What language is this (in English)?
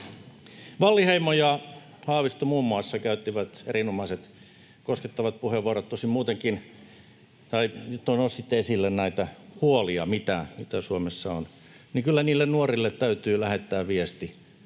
Finnish